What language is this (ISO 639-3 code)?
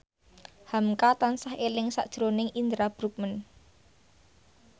jav